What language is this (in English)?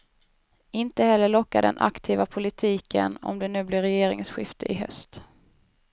Swedish